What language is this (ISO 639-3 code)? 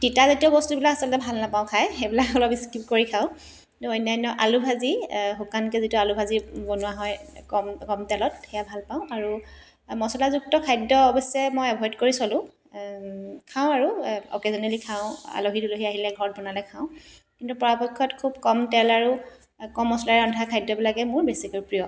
asm